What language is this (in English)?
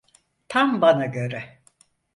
Turkish